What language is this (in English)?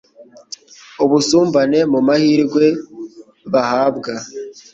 Kinyarwanda